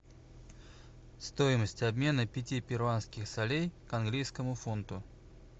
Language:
Russian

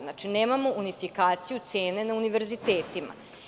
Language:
Serbian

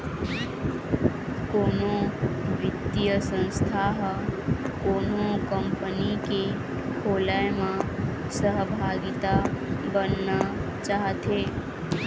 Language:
Chhattisgarhi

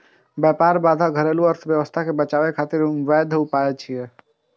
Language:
Maithili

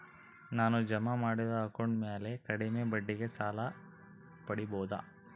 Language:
Kannada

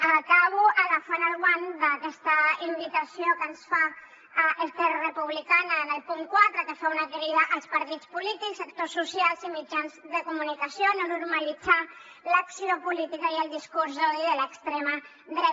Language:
Catalan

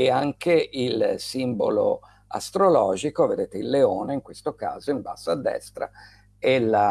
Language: Italian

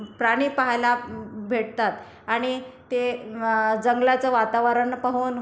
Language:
Marathi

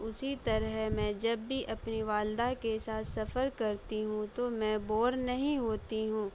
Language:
Urdu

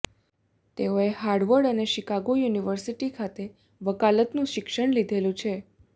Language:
Gujarati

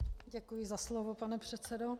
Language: Czech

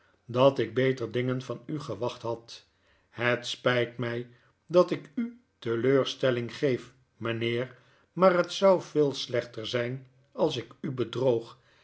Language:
Dutch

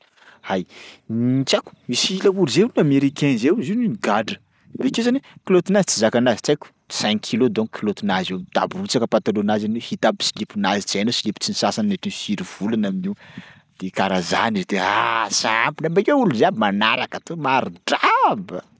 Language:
Sakalava Malagasy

